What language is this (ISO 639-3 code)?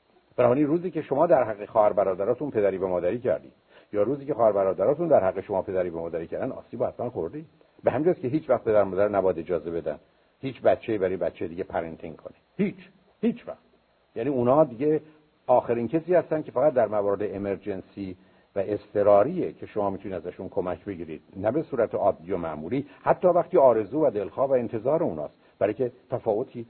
fas